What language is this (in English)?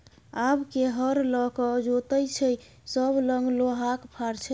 Maithili